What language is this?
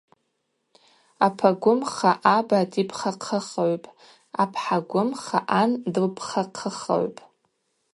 Abaza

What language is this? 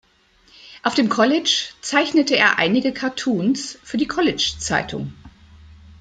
German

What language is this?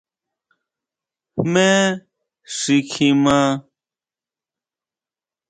Huautla Mazatec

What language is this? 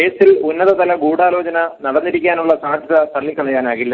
Malayalam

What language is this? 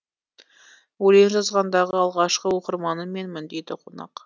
Kazakh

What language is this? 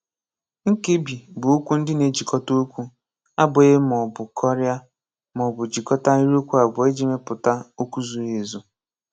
Igbo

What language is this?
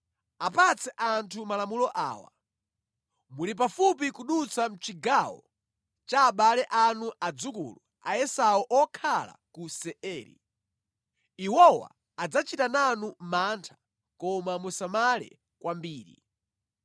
Nyanja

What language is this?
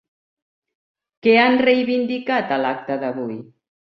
Catalan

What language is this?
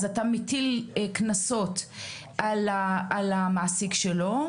Hebrew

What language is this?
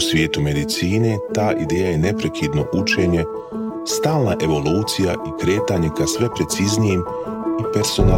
Croatian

